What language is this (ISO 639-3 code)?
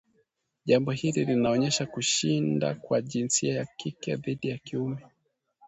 swa